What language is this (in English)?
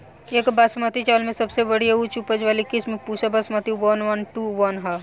Bhojpuri